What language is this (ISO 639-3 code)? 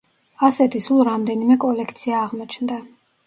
kat